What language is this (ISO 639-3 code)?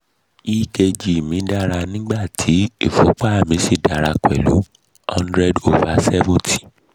yor